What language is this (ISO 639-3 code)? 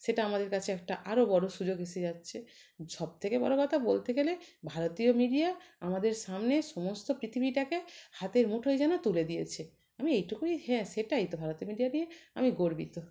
ben